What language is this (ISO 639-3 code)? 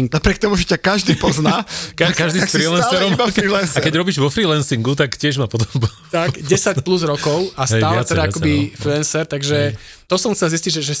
slk